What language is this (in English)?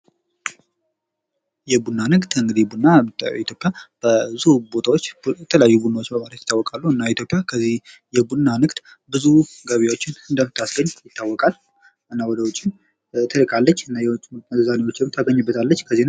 Amharic